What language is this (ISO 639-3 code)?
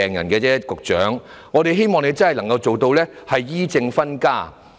yue